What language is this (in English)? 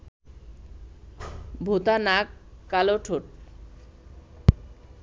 Bangla